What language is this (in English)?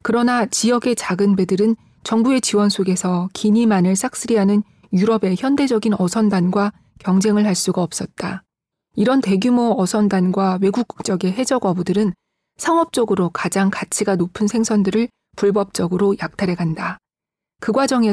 Korean